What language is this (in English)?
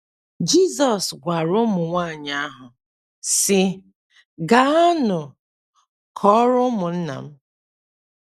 Igbo